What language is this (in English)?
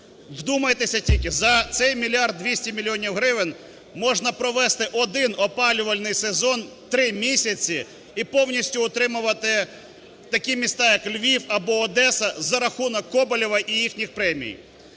Ukrainian